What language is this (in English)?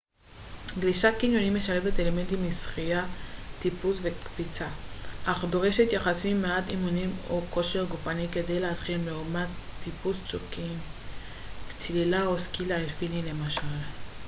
Hebrew